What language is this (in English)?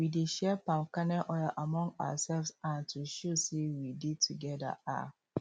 Nigerian Pidgin